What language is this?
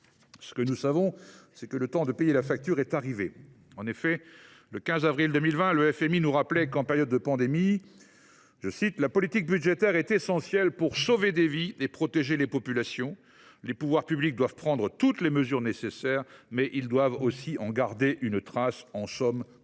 French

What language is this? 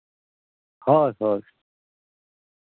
Santali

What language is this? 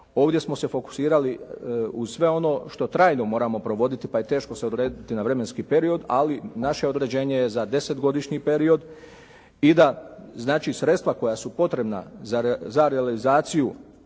Croatian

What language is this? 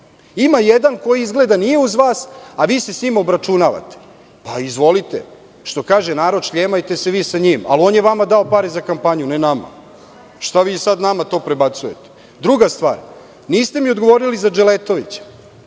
Serbian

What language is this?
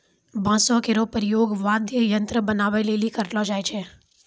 Maithili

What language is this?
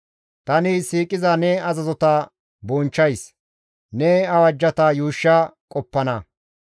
Gamo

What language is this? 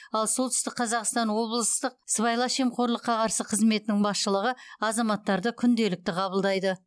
Kazakh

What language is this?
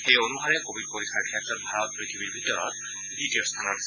Assamese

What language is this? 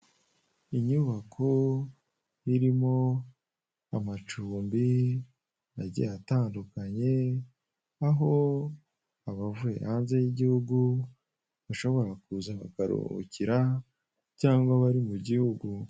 Kinyarwanda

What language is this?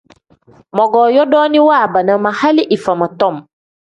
Tem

